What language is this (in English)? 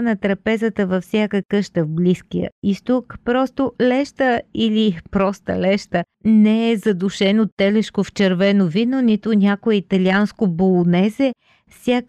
Bulgarian